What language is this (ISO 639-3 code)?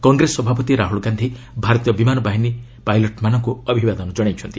ori